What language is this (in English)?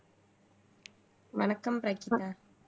Tamil